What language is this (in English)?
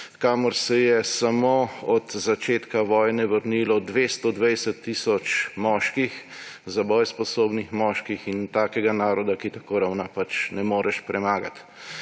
Slovenian